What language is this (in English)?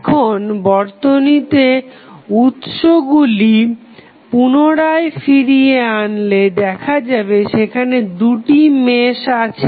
Bangla